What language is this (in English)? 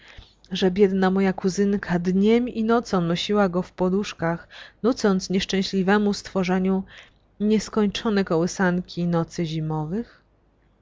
Polish